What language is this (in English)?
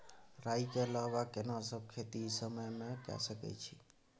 Maithili